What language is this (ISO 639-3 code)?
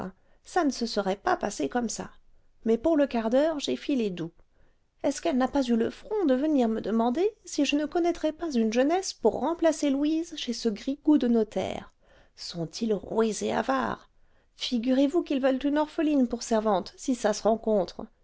fra